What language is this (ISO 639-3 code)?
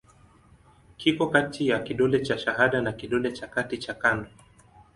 swa